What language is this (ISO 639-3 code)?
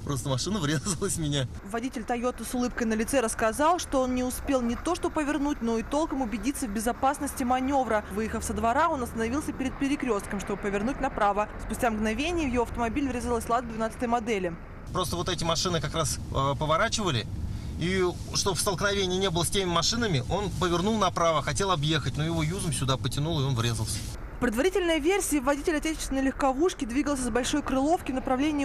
rus